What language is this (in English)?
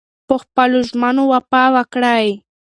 Pashto